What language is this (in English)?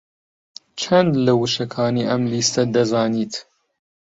Central Kurdish